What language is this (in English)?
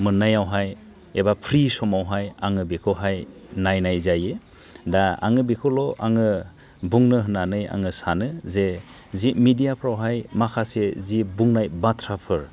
Bodo